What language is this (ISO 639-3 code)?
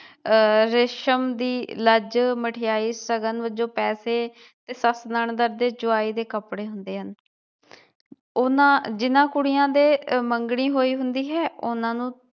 pan